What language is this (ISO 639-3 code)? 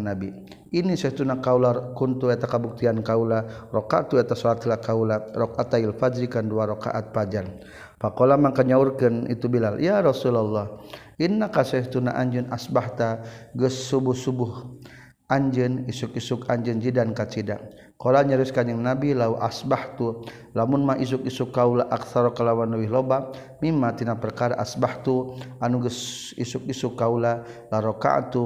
msa